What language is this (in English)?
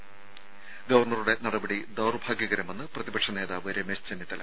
Malayalam